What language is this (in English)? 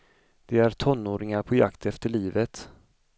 Swedish